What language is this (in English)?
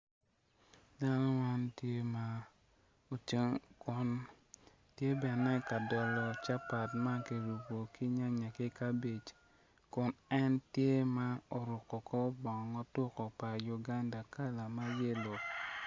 Acoli